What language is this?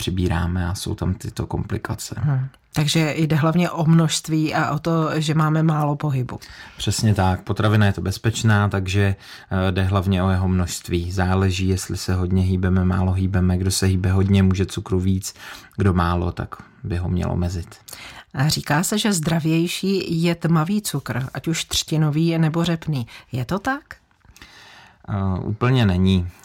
Czech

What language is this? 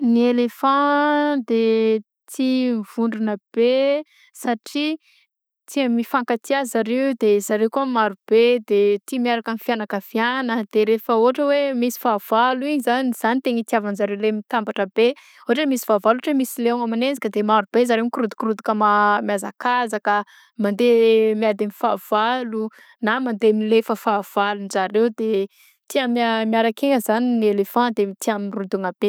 Southern Betsimisaraka Malagasy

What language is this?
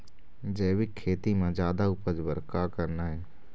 Chhattisgarhi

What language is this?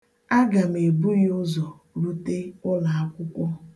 Igbo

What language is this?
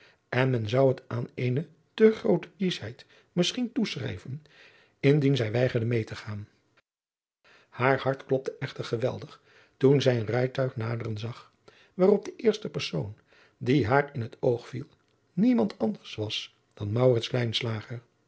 Dutch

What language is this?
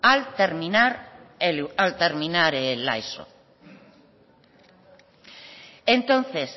Spanish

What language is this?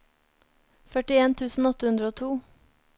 Norwegian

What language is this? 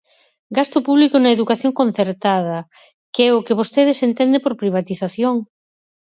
Galician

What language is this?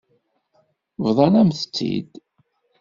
Kabyle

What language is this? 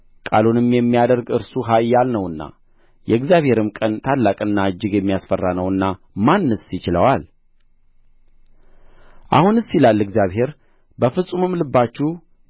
Amharic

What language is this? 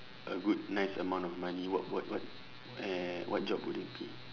English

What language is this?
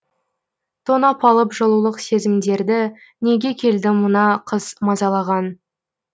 Kazakh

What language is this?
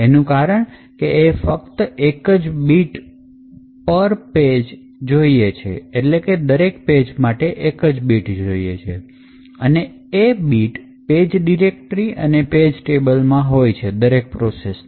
Gujarati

